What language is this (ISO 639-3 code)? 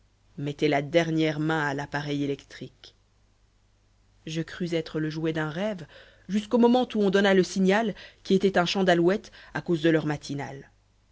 fra